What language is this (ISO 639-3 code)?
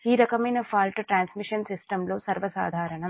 tel